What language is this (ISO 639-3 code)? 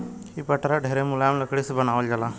bho